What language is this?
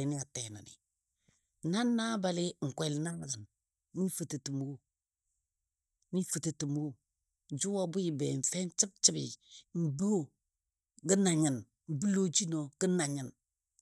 Dadiya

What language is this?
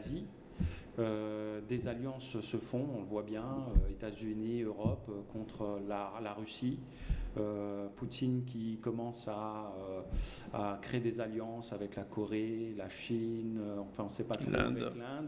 French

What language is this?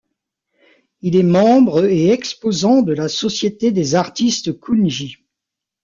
French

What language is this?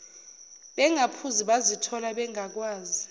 Zulu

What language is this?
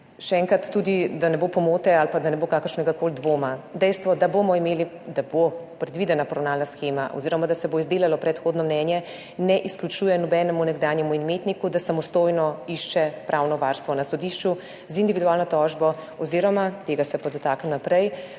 Slovenian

